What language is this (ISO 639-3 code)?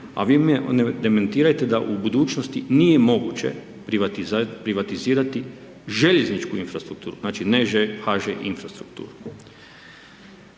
hrv